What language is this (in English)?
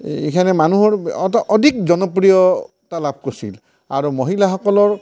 Assamese